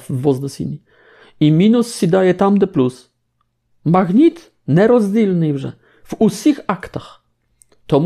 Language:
Polish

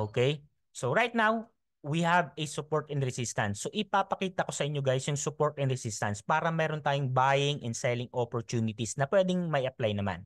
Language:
Filipino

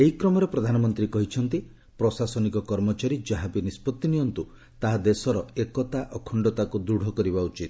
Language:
Odia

